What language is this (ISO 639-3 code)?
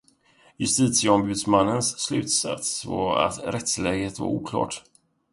swe